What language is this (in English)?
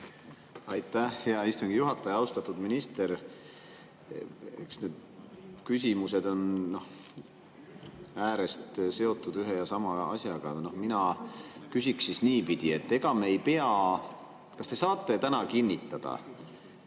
Estonian